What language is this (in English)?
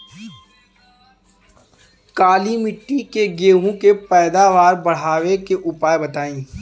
Bhojpuri